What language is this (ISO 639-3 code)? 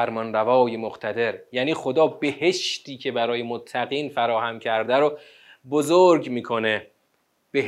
fas